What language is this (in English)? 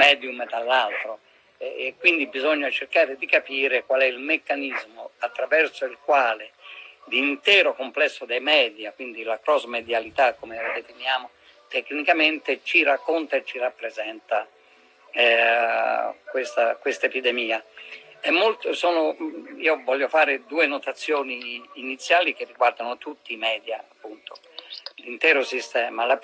Italian